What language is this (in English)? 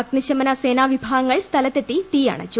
Malayalam